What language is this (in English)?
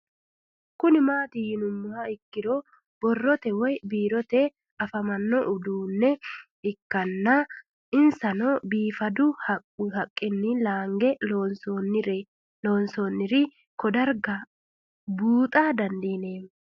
Sidamo